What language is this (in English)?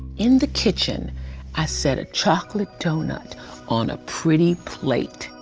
English